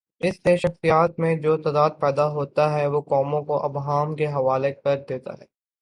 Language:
Urdu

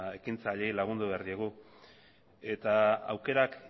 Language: Basque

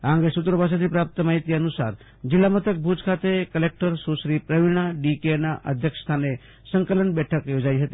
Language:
Gujarati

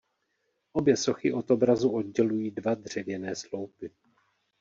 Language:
Czech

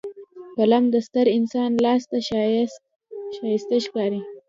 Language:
Pashto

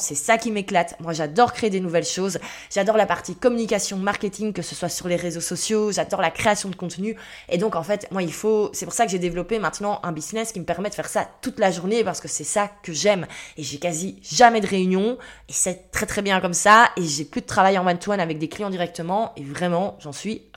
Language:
French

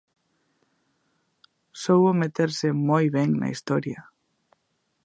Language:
Galician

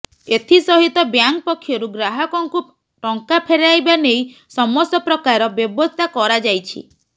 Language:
Odia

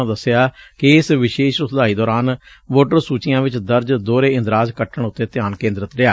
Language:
Punjabi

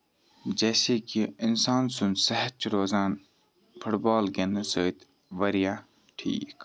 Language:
Kashmiri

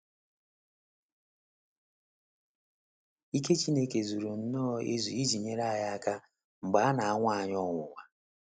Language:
Igbo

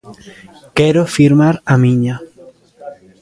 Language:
Galician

